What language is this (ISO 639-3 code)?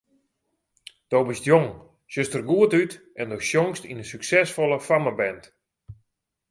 fry